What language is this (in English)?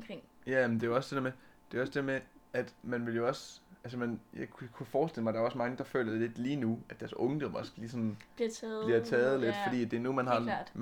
Danish